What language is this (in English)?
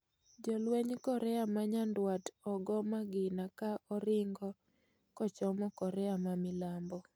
Luo (Kenya and Tanzania)